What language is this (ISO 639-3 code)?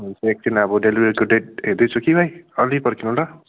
nep